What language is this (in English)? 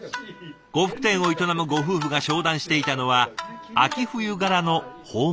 Japanese